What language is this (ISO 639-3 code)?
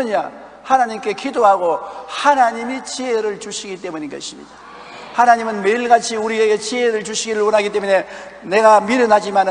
kor